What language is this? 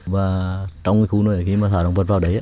Vietnamese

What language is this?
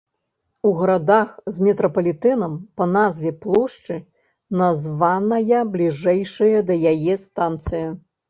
Belarusian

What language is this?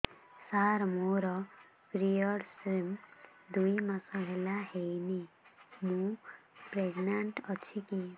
Odia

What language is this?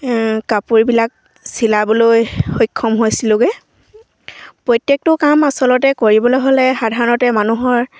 Assamese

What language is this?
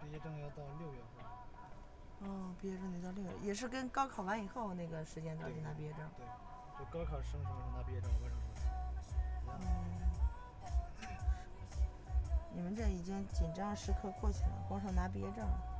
Chinese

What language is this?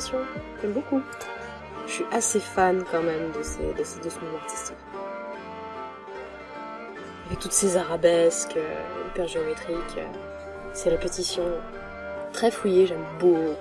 French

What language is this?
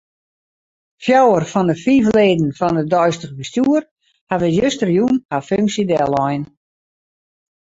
Western Frisian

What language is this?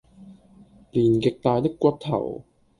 Cantonese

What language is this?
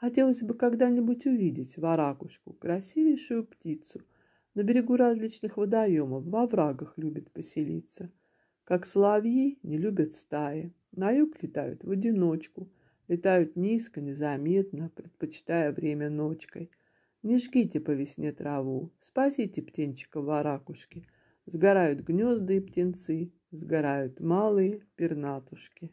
Russian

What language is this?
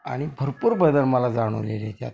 Marathi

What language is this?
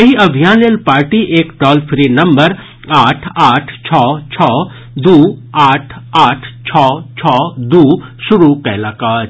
Maithili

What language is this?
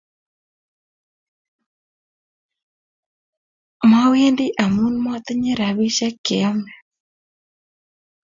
Kalenjin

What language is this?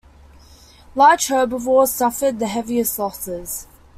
English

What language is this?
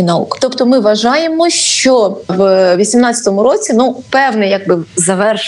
Ukrainian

